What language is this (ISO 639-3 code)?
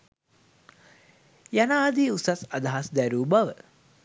sin